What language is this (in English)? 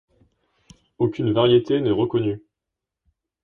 French